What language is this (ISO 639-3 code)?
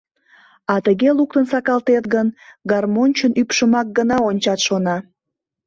chm